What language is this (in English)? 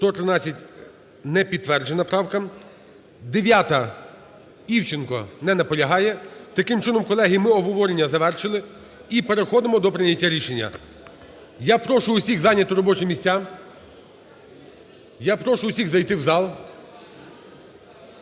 Ukrainian